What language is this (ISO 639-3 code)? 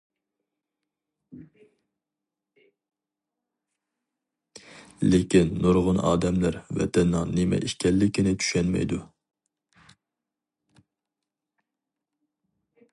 uig